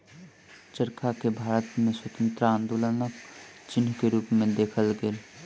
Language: Maithili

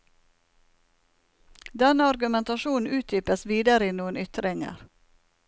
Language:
Norwegian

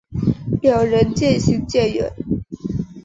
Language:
Chinese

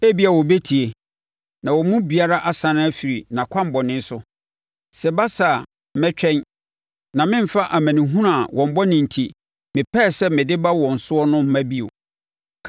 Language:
Akan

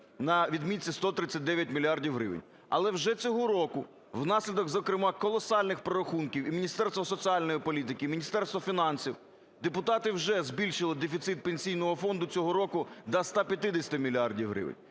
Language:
Ukrainian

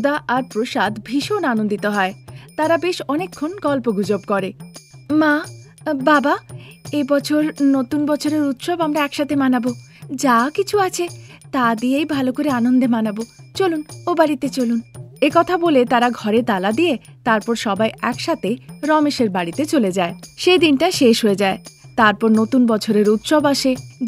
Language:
Bangla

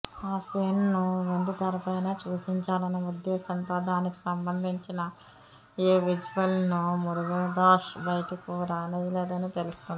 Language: Telugu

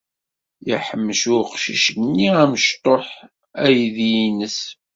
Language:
Kabyle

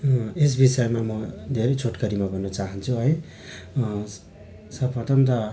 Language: Nepali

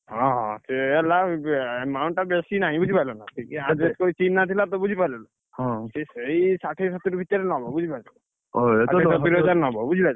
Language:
Odia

